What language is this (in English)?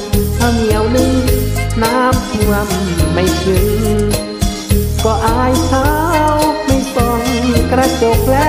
Thai